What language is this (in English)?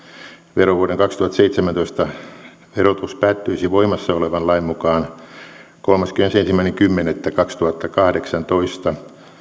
Finnish